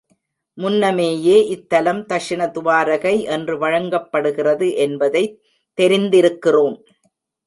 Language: Tamil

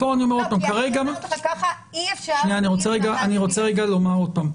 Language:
Hebrew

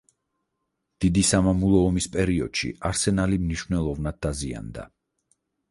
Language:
Georgian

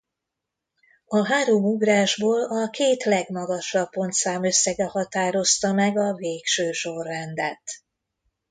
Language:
Hungarian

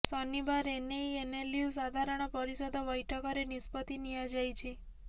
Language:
Odia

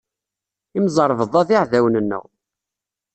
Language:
Kabyle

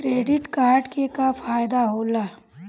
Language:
Bhojpuri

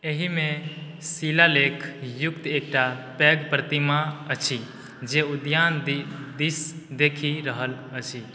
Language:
Maithili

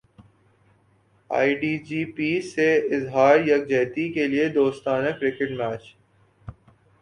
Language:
Urdu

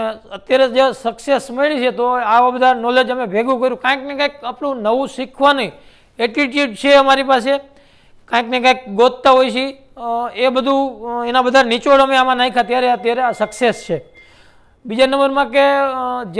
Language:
Gujarati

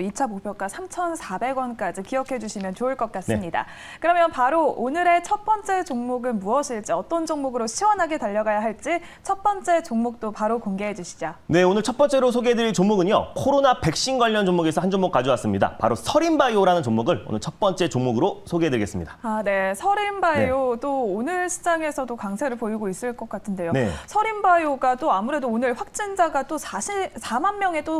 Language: Korean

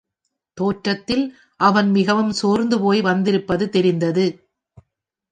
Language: Tamil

